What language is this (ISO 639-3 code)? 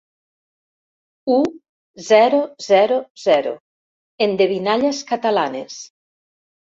cat